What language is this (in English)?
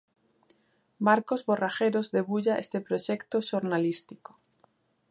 Galician